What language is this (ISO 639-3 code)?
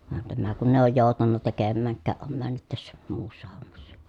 fin